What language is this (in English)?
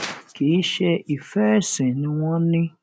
Yoruba